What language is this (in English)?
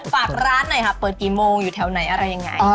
Thai